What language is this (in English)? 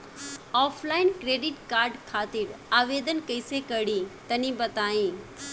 Bhojpuri